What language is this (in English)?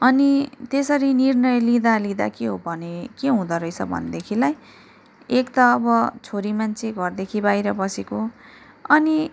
Nepali